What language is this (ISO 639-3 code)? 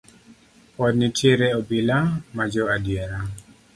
luo